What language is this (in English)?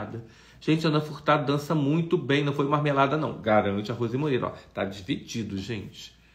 Portuguese